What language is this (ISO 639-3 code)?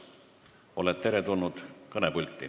est